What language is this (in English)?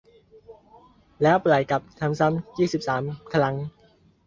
Thai